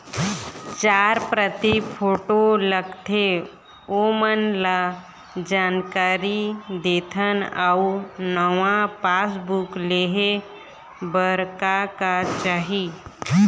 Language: Chhattisgarhi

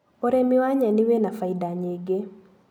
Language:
Kikuyu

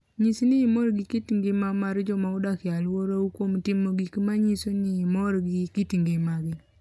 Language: Luo (Kenya and Tanzania)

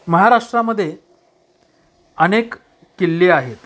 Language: Marathi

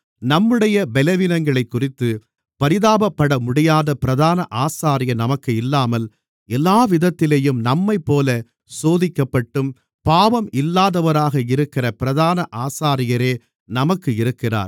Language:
Tamil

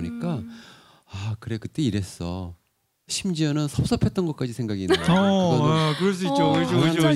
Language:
Korean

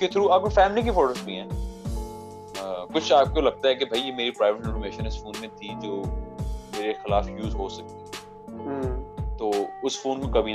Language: Urdu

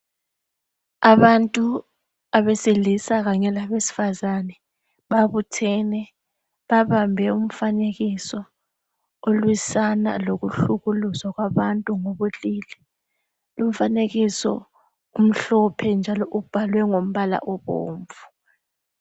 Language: North Ndebele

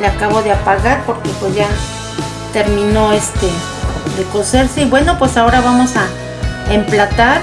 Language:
Spanish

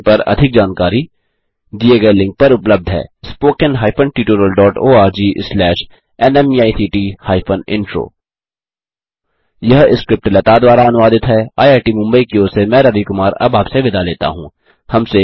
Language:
Hindi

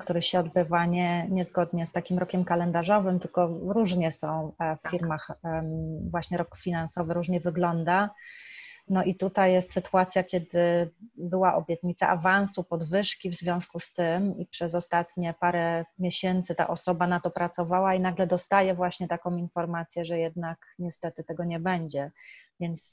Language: Polish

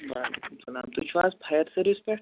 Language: Kashmiri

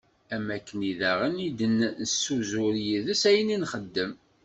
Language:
Kabyle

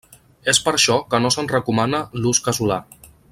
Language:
Catalan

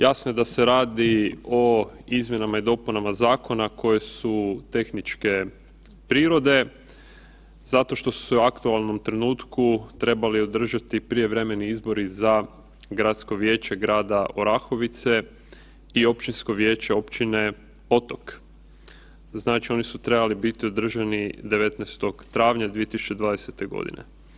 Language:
Croatian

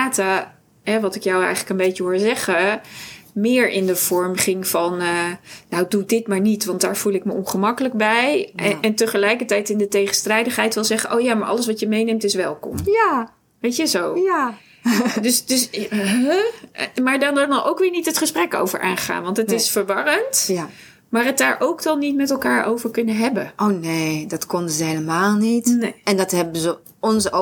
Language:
Dutch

